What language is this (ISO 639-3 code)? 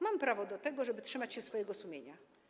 pol